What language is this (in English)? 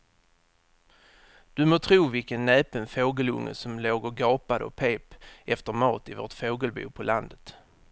Swedish